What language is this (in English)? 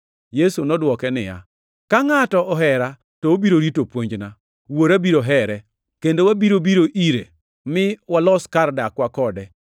Luo (Kenya and Tanzania)